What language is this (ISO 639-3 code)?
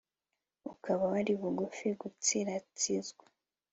kin